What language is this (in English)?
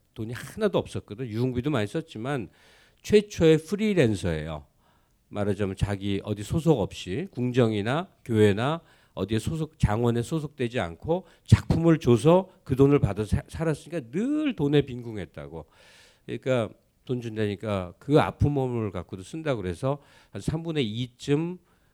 Korean